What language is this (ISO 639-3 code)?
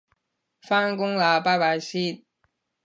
yue